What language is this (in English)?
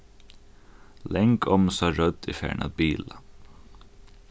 Faroese